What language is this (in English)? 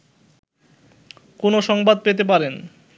Bangla